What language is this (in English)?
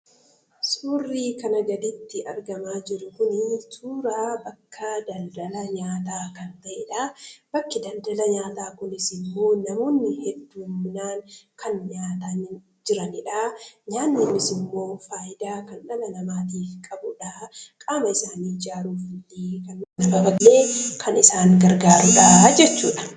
Oromo